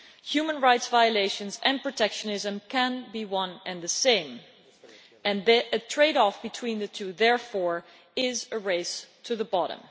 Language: English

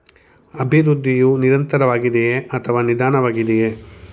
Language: Kannada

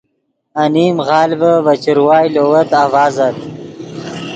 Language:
Yidgha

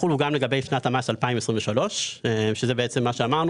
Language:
Hebrew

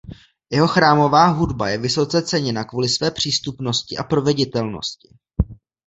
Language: Czech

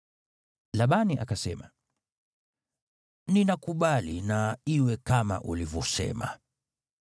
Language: Swahili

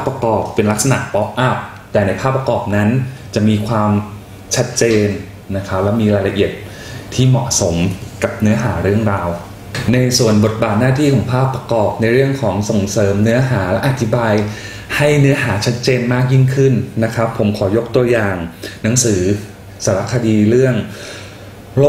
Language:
Thai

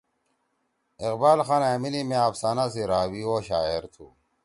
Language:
Torwali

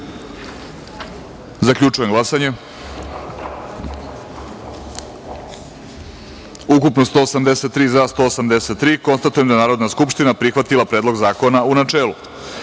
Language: Serbian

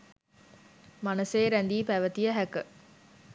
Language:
Sinhala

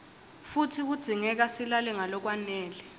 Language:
Swati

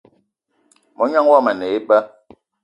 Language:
Eton (Cameroon)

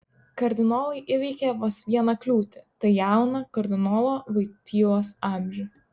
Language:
Lithuanian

